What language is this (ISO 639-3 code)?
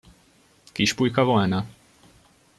hun